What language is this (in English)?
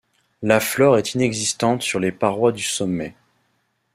French